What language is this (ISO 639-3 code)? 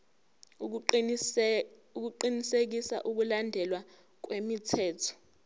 zul